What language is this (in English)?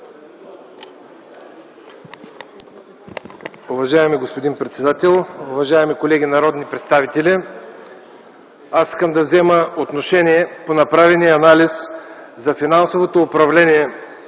Bulgarian